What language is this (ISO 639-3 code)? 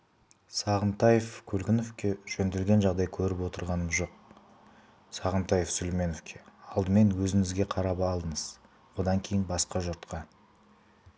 kaz